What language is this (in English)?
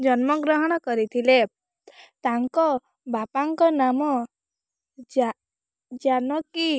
Odia